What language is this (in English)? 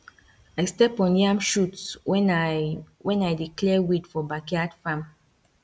Nigerian Pidgin